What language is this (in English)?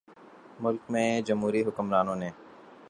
Urdu